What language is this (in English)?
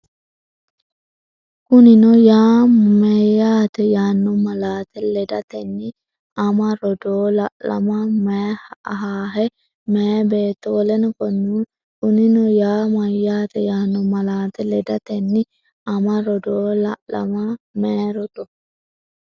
Sidamo